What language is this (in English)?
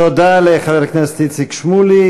Hebrew